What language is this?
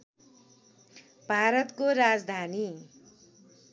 Nepali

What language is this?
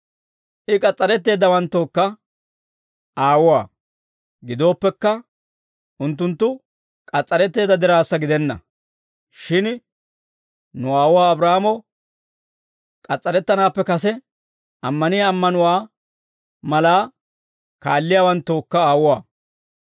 Dawro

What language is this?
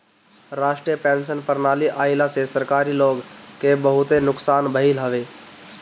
Bhojpuri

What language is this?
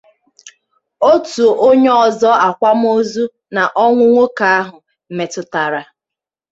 Igbo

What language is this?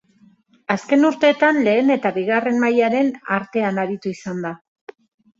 Basque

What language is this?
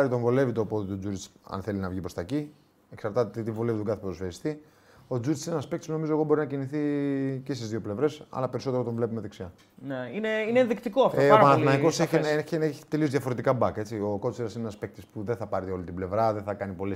Greek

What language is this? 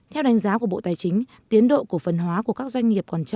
Vietnamese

